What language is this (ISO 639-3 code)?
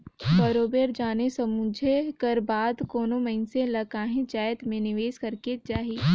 hne